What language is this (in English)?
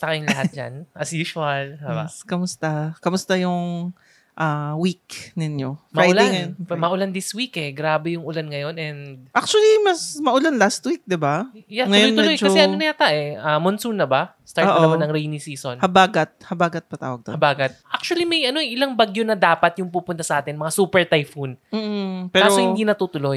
Filipino